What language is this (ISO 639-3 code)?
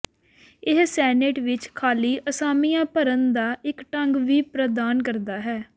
pan